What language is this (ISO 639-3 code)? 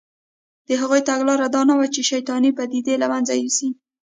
pus